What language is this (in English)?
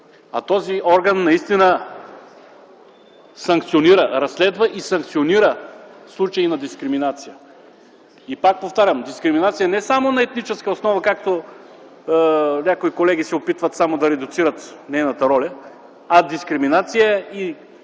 Bulgarian